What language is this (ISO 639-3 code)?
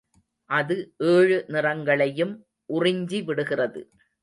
tam